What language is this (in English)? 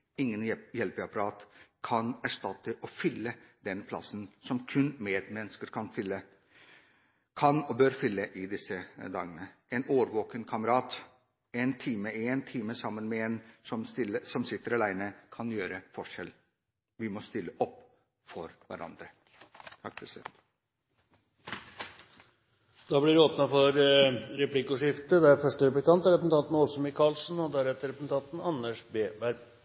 Norwegian Bokmål